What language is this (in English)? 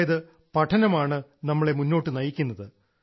Malayalam